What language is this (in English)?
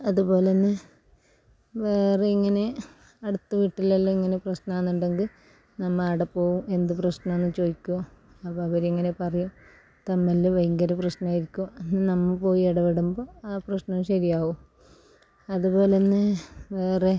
Malayalam